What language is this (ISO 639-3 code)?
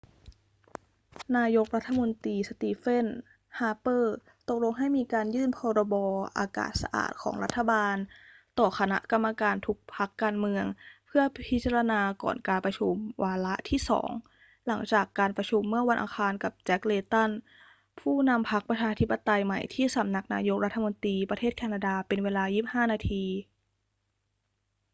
tha